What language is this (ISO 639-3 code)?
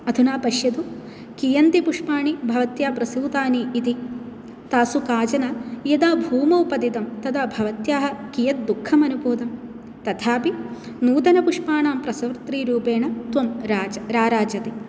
san